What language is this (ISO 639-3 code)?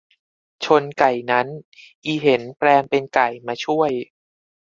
tha